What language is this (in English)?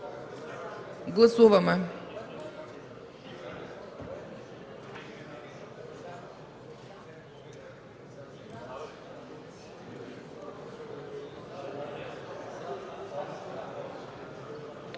Bulgarian